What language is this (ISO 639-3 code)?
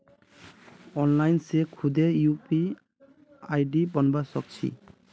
mag